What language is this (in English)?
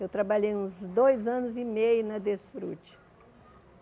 Portuguese